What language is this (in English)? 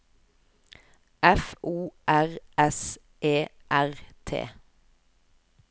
Norwegian